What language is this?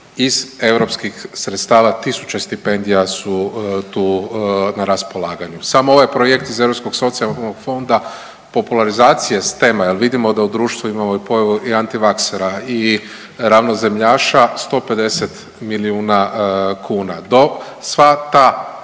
Croatian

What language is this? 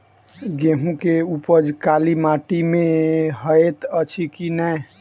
Maithili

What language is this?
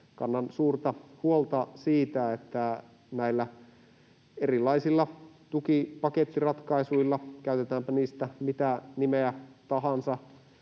Finnish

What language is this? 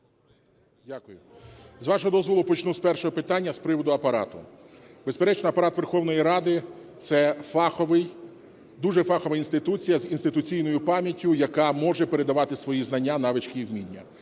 Ukrainian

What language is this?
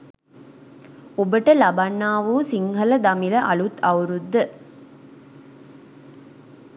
Sinhala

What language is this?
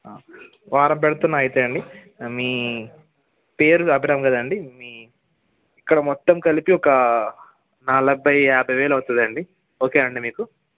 Telugu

